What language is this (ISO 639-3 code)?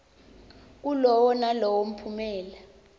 ssw